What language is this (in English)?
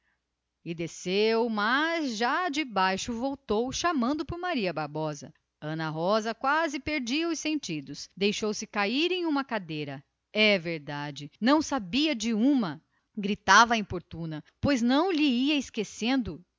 Portuguese